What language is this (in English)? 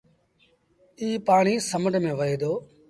Sindhi Bhil